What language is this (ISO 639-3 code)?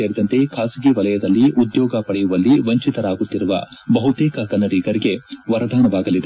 kan